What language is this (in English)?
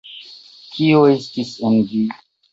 Esperanto